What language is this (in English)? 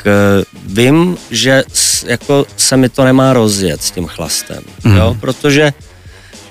Czech